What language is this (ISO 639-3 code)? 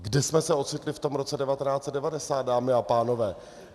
ces